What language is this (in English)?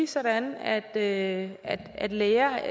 Danish